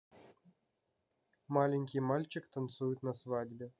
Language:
Russian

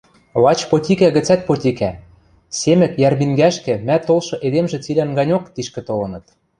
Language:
Western Mari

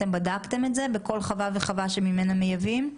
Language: Hebrew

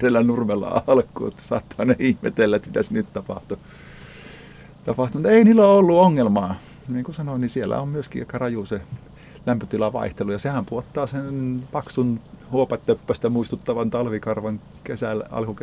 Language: Finnish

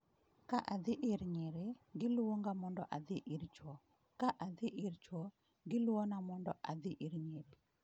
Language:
Luo (Kenya and Tanzania)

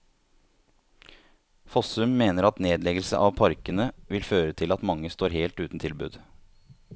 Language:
Norwegian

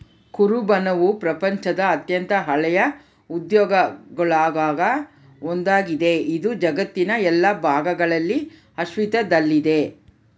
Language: Kannada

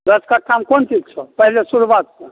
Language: Maithili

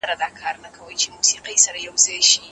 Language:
Pashto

